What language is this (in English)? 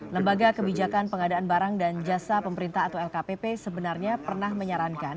Indonesian